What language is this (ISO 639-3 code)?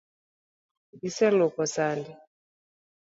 luo